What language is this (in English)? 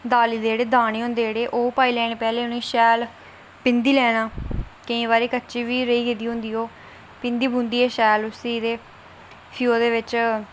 Dogri